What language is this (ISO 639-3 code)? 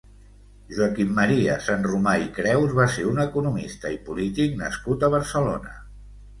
cat